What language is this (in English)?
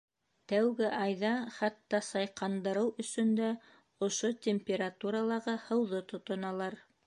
Bashkir